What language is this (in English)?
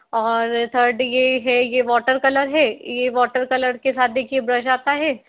Hindi